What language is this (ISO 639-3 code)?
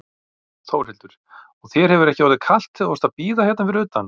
isl